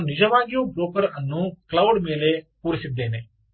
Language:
Kannada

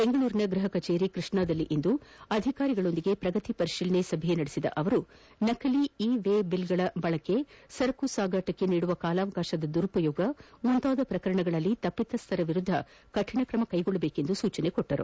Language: Kannada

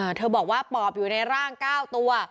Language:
Thai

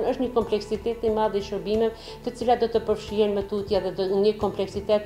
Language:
Romanian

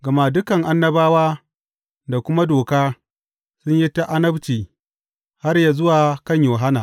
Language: Hausa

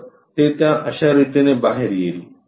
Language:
Marathi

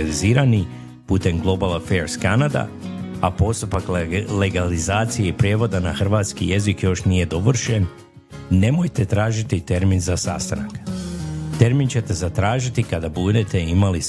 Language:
Croatian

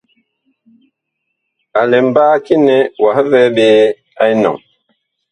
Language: Bakoko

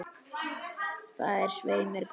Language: Icelandic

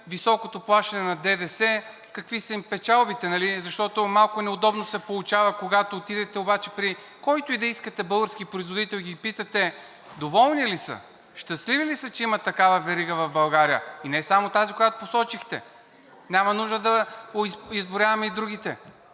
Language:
Bulgarian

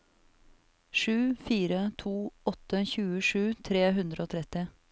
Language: Norwegian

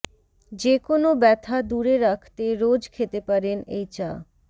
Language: Bangla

